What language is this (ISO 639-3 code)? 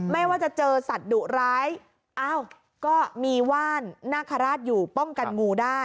tha